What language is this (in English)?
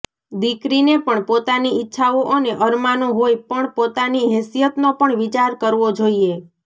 Gujarati